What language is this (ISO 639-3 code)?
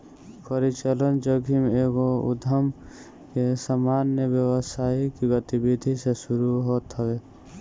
bho